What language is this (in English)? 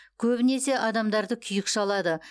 Kazakh